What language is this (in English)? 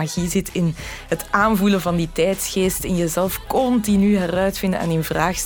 Dutch